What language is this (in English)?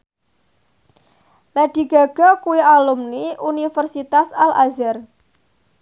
Javanese